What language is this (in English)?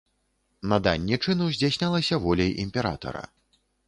Belarusian